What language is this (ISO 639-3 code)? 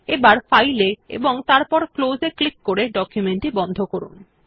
ben